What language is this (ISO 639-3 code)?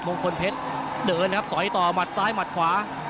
tha